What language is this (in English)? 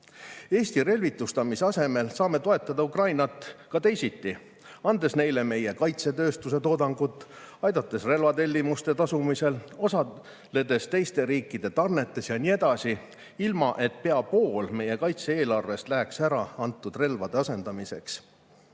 Estonian